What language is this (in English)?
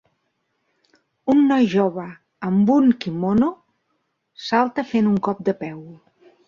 Catalan